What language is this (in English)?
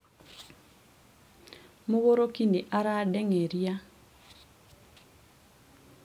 Kikuyu